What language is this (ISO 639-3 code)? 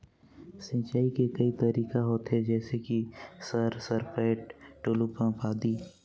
hne